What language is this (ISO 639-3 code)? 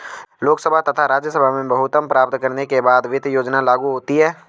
hin